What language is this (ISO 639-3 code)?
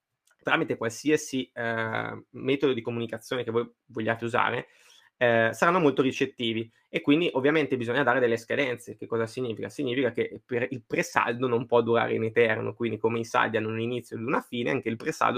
ita